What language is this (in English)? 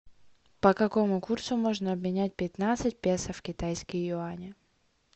Russian